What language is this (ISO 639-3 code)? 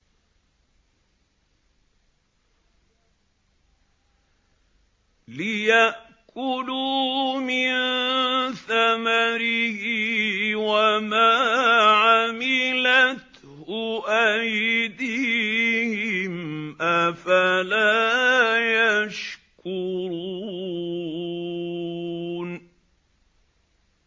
ara